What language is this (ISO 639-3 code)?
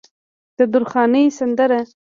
pus